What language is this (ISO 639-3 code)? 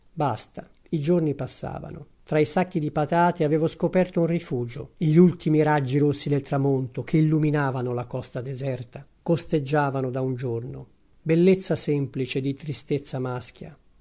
ita